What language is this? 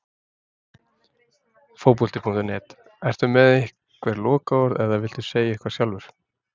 Icelandic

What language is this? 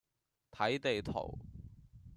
Cantonese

